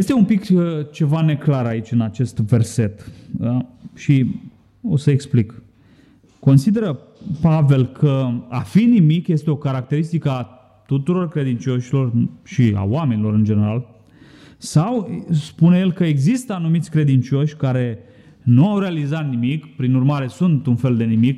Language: Romanian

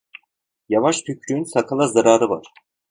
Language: Turkish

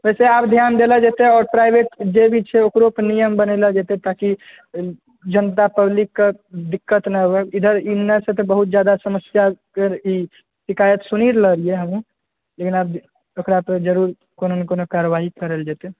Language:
Maithili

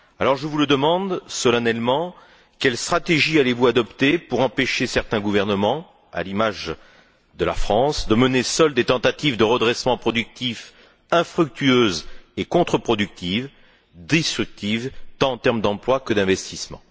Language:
French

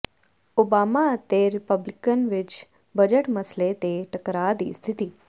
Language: Punjabi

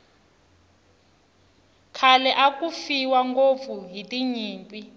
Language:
Tsonga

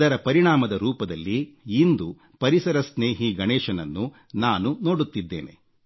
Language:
Kannada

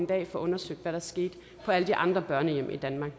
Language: Danish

